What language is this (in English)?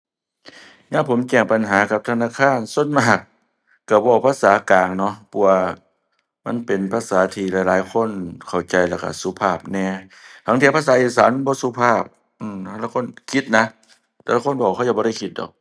Thai